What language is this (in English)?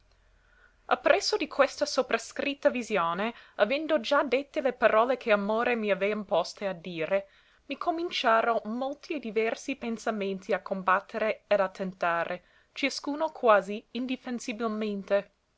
Italian